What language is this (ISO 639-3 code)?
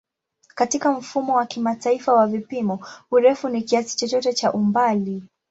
swa